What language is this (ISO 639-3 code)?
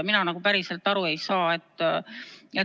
est